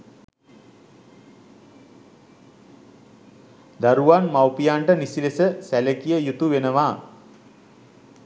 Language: Sinhala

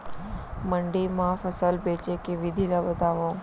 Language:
Chhattisgarhi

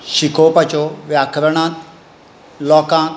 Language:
Konkani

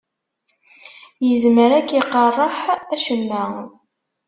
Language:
Kabyle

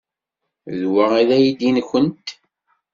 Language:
Kabyle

